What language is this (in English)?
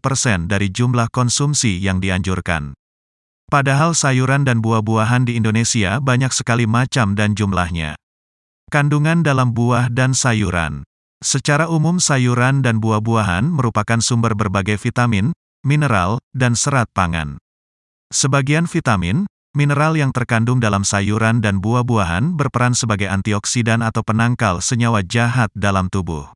Indonesian